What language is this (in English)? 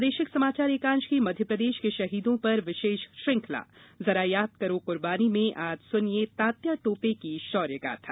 Hindi